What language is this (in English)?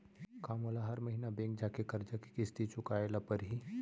Chhattisgarhi